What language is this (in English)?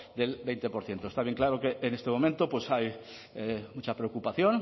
Spanish